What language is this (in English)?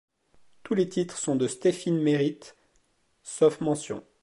French